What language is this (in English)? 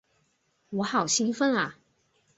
Chinese